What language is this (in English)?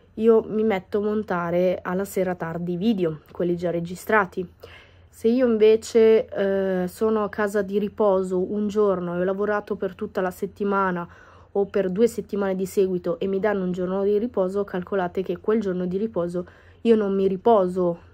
Italian